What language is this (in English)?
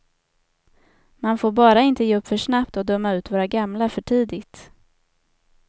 Swedish